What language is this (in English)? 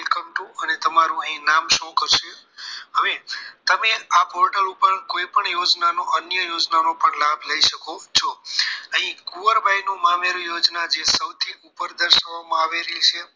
Gujarati